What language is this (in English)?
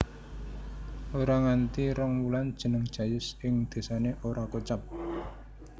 Javanese